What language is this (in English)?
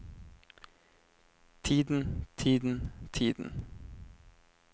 Norwegian